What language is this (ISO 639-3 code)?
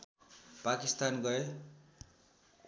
nep